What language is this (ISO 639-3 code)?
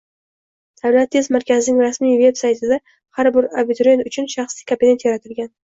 uzb